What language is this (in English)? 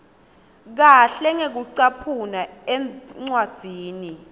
Swati